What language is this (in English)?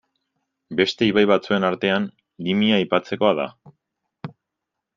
Basque